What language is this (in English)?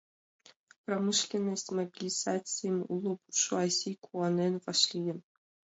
Mari